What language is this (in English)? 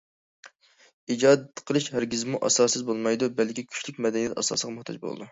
Uyghur